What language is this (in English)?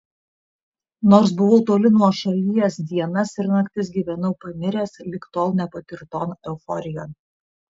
Lithuanian